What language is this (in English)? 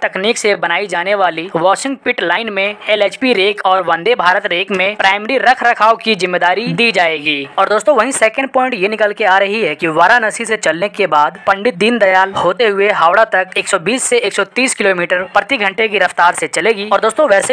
Hindi